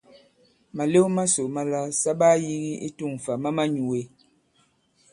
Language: Bankon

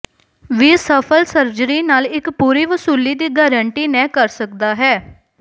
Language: Punjabi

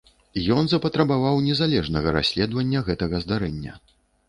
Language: Belarusian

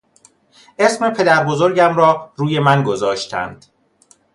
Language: Persian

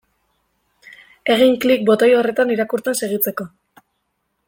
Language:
Basque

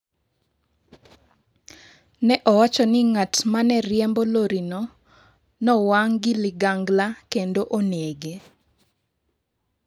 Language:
Luo (Kenya and Tanzania)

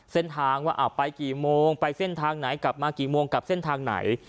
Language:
Thai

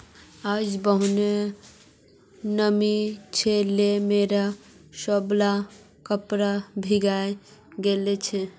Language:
Magahi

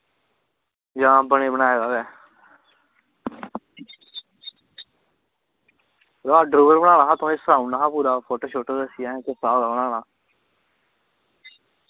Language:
Dogri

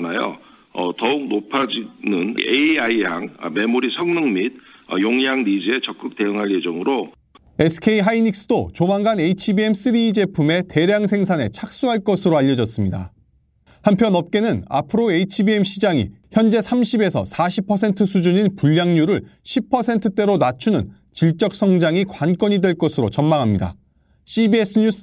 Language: Korean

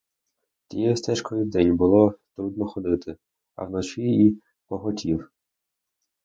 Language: Ukrainian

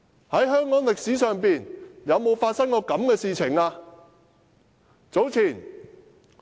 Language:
Cantonese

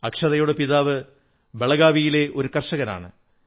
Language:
Malayalam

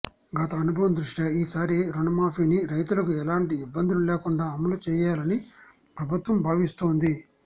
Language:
Telugu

